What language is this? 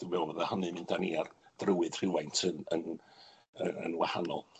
Welsh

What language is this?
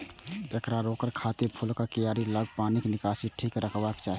Maithili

